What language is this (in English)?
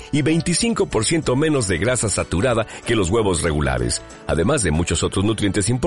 Spanish